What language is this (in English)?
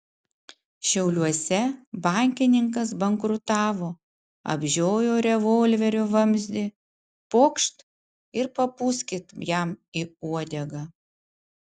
Lithuanian